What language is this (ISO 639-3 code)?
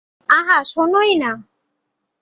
ben